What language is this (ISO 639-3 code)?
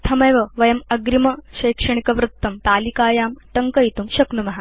san